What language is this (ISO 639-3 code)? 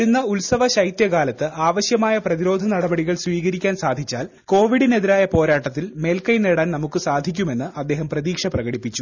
mal